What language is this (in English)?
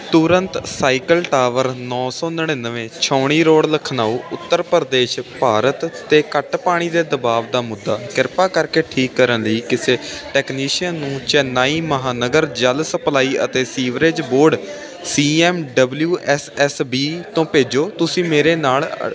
Punjabi